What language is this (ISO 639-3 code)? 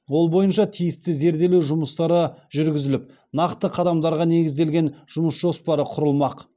kaz